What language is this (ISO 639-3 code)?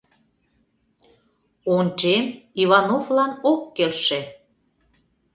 chm